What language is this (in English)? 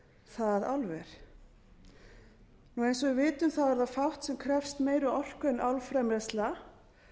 Icelandic